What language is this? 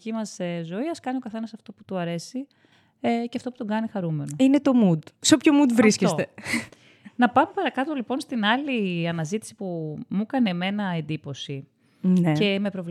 Greek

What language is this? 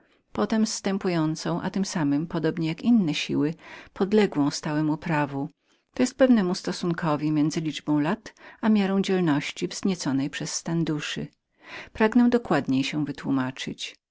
Polish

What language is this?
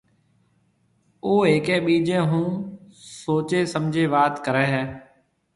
Marwari (Pakistan)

